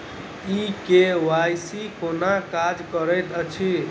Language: Maithili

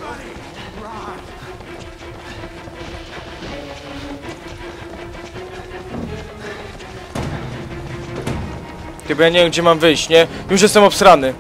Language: Polish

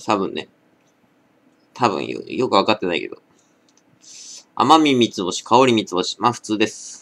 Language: Japanese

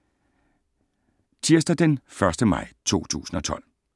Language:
Danish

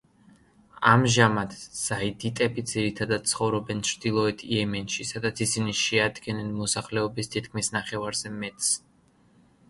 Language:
Georgian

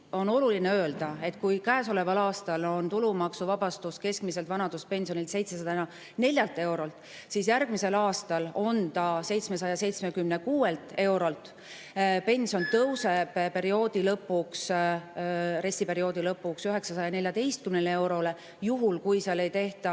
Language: Estonian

